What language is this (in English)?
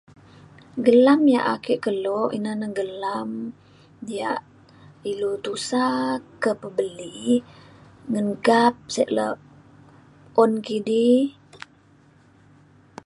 Mainstream Kenyah